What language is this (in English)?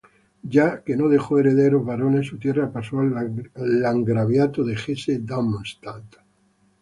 Spanish